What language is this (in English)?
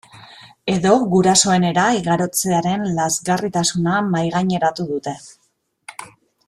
Basque